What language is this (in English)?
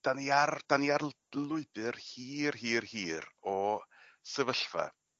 Welsh